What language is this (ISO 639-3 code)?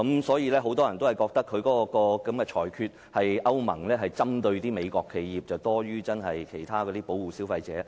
yue